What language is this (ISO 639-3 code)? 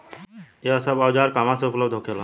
bho